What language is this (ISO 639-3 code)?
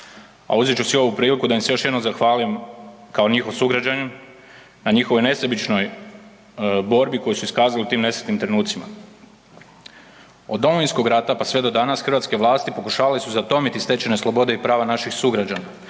hrv